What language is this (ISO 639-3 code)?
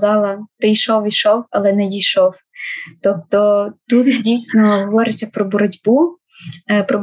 ukr